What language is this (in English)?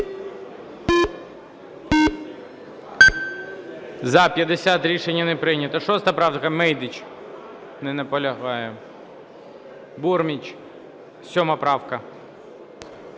Ukrainian